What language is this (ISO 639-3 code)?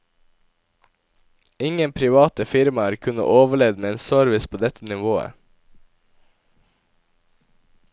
nor